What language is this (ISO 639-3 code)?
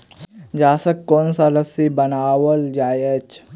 mai